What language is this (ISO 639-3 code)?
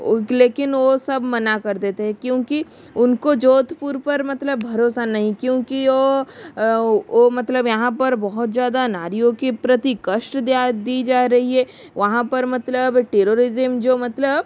hin